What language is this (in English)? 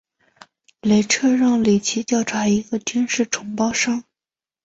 Chinese